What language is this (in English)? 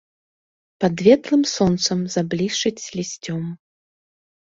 Belarusian